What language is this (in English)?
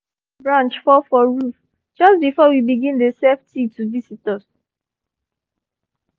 Nigerian Pidgin